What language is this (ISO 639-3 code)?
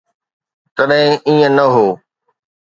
snd